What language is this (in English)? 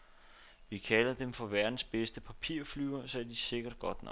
Danish